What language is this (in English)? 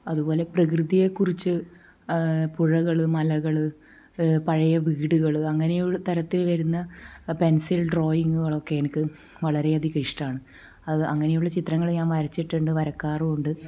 Malayalam